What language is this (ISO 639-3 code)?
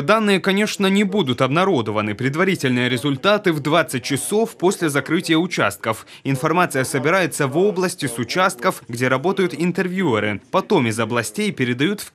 rus